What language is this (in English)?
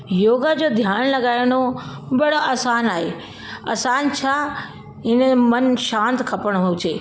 Sindhi